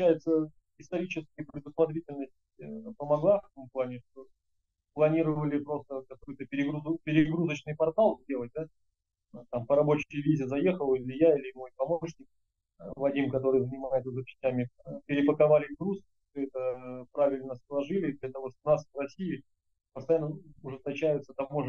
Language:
Russian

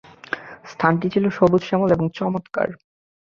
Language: Bangla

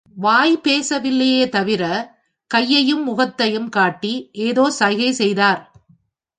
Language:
Tamil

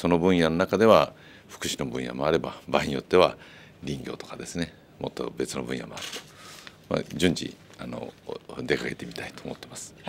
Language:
Japanese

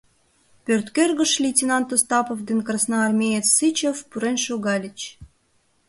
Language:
Mari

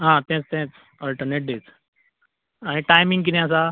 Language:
Konkani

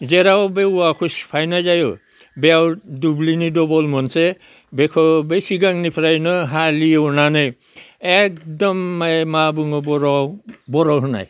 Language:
Bodo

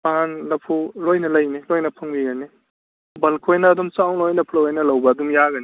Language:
Manipuri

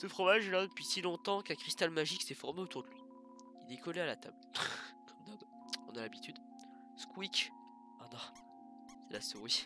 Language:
French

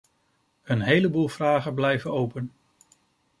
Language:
Dutch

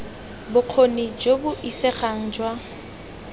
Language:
Tswana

